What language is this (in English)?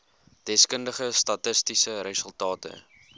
Afrikaans